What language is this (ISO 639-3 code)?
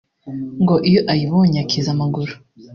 kin